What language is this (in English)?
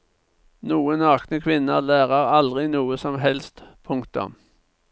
Norwegian